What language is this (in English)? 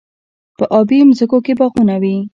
Pashto